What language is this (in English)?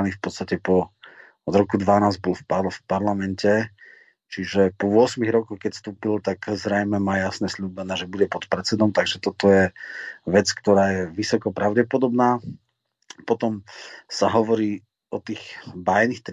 Slovak